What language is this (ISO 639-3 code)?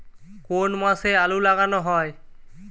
ben